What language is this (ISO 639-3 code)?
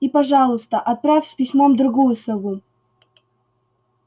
rus